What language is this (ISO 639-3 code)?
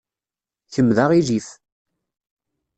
kab